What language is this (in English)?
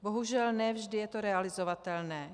Czech